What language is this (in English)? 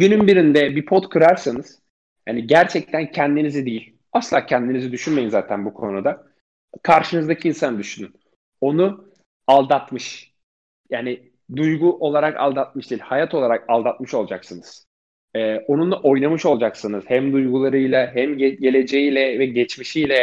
Turkish